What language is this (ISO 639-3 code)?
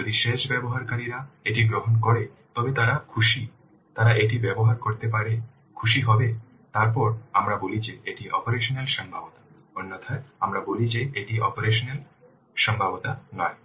ben